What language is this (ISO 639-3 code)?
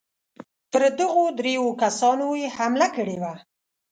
pus